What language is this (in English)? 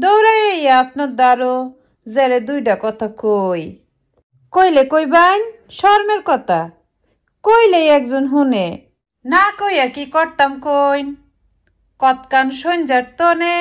Romanian